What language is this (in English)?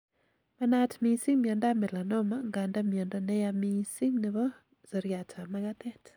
Kalenjin